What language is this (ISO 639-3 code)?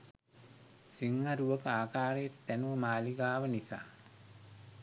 sin